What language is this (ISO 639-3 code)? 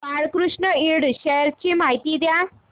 mar